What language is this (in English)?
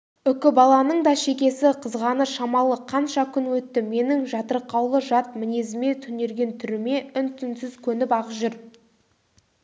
Kazakh